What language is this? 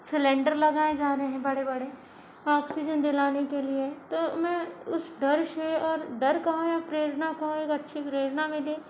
Hindi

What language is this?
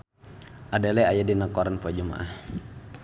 Sundanese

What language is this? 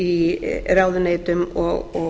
Icelandic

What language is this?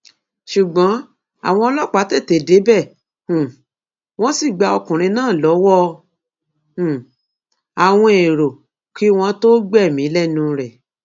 Yoruba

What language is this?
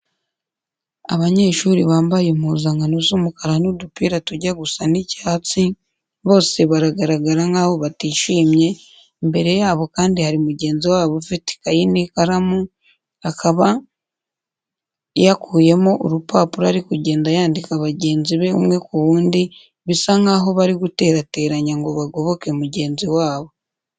Kinyarwanda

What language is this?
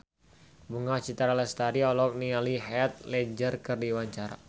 Sundanese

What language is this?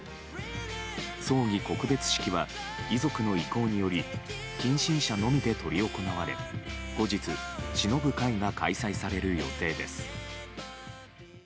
Japanese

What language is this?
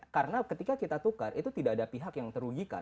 Indonesian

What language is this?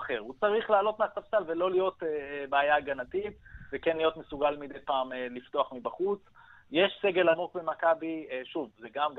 Hebrew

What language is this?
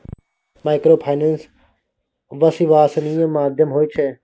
Maithili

